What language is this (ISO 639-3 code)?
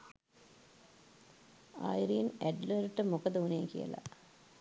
sin